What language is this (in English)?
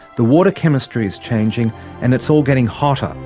English